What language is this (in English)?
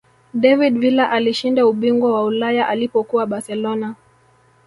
Swahili